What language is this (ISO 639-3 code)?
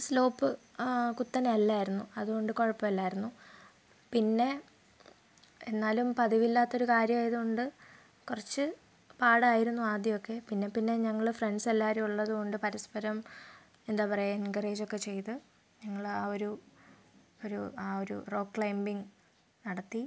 mal